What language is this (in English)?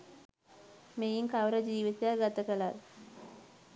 Sinhala